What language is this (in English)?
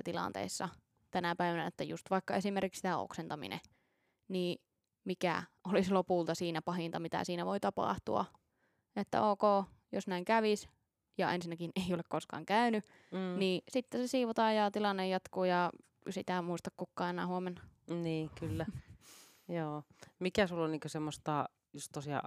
Finnish